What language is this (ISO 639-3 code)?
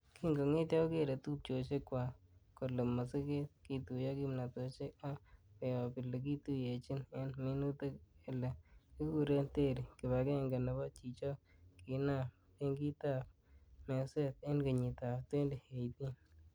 kln